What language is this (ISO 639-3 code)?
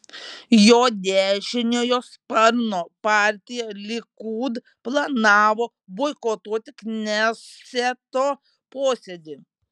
lit